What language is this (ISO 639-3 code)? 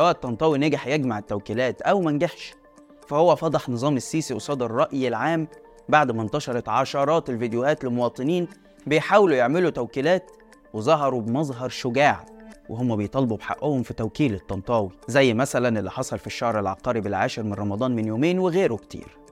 ara